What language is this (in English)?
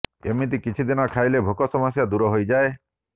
Odia